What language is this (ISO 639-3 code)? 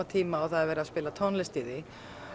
isl